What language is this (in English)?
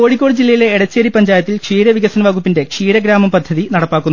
Malayalam